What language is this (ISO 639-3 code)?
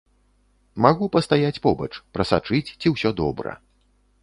bel